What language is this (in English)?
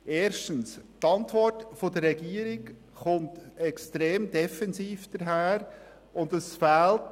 Swiss German